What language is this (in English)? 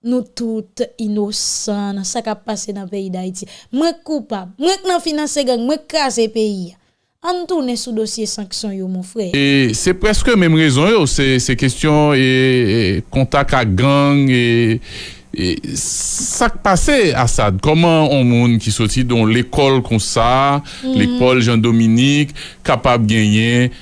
French